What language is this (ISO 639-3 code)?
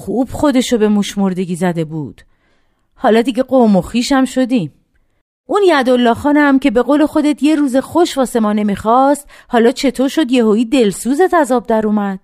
fas